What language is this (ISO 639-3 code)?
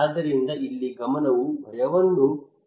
kan